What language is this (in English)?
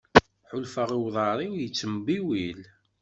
Kabyle